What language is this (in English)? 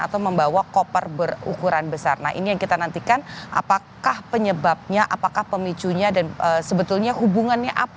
Indonesian